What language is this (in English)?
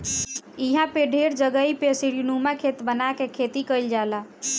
Bhojpuri